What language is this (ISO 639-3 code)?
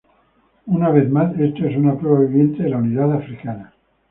spa